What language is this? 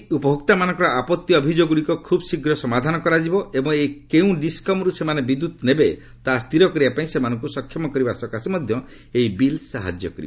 Odia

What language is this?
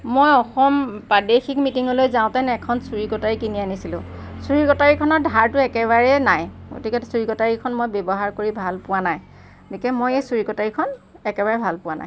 Assamese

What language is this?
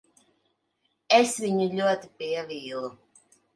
Latvian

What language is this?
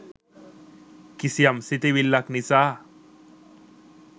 Sinhala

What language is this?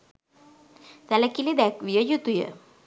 Sinhala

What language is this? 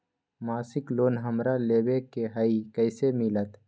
Magahi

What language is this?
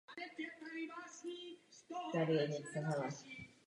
Czech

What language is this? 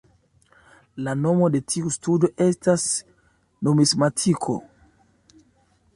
Esperanto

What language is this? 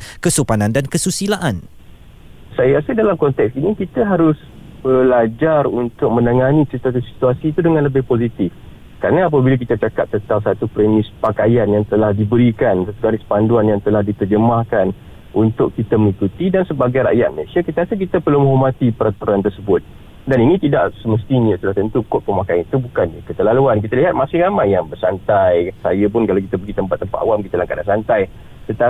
Malay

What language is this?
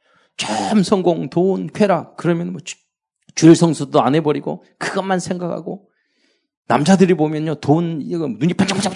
Korean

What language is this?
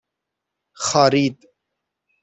Persian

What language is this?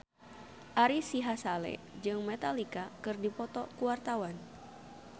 Sundanese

